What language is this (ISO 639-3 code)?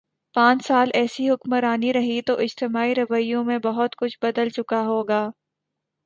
urd